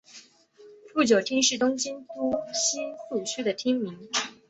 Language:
Chinese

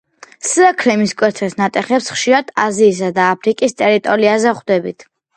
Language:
Georgian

